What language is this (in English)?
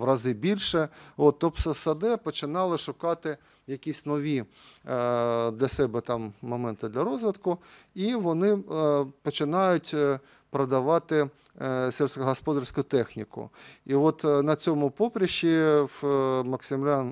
Ukrainian